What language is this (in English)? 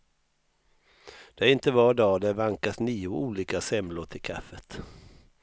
Swedish